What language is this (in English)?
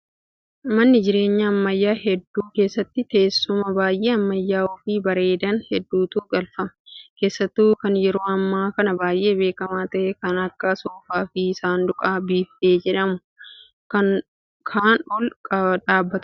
Oromo